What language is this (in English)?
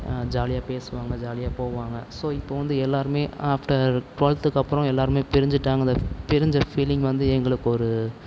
Tamil